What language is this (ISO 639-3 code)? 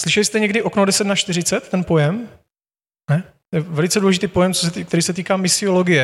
ces